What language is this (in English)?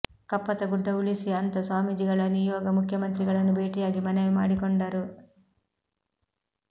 Kannada